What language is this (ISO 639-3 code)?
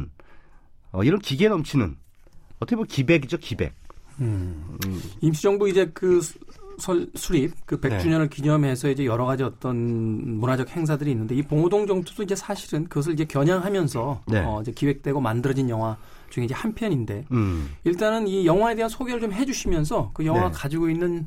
kor